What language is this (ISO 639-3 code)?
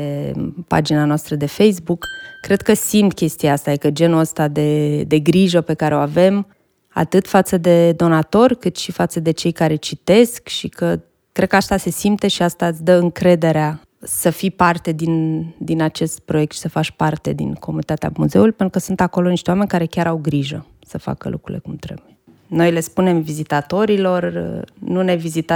ron